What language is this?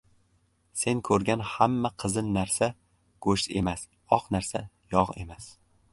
Uzbek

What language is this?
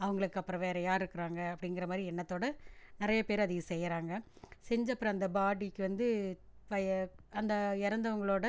Tamil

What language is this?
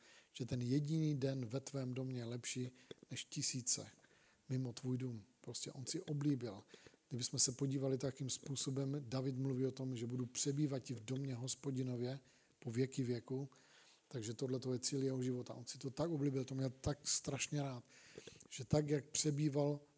Czech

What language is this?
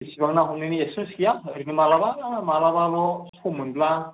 Bodo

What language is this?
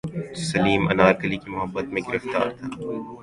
Urdu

